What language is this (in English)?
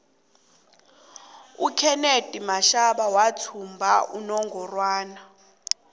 South Ndebele